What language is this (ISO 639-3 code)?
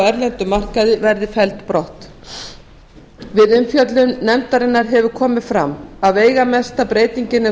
isl